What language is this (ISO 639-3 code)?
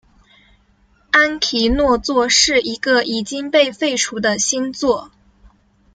zho